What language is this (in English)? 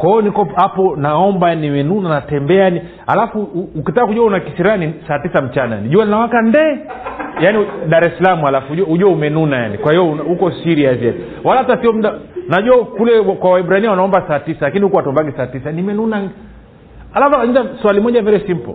Swahili